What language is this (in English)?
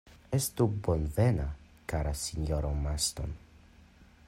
Esperanto